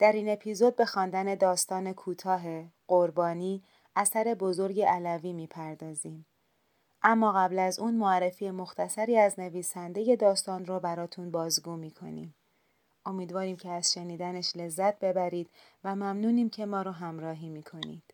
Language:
Persian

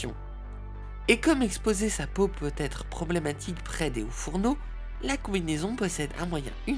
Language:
French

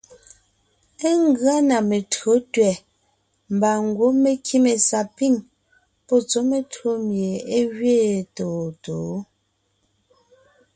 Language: Ngiemboon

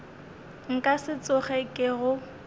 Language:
Northern Sotho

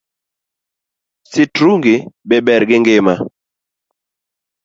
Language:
Luo (Kenya and Tanzania)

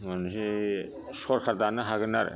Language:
Bodo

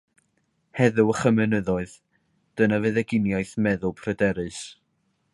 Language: Welsh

